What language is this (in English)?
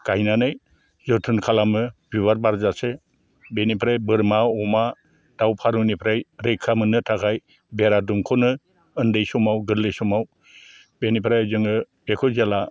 Bodo